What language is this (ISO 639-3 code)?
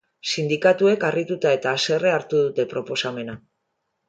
eus